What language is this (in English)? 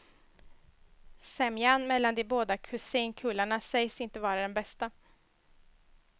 Swedish